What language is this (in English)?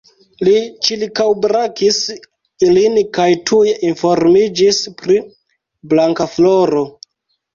Esperanto